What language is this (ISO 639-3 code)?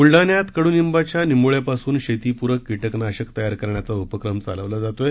mar